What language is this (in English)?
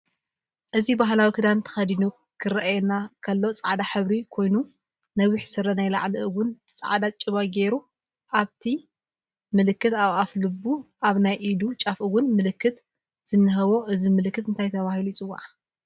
Tigrinya